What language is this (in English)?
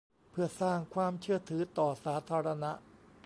Thai